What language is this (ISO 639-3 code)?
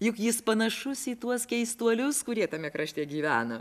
lit